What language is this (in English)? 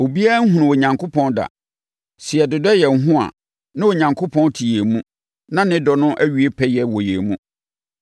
Akan